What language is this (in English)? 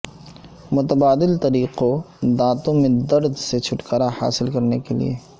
Urdu